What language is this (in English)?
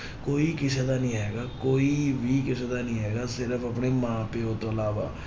Punjabi